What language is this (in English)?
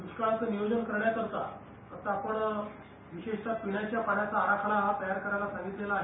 Marathi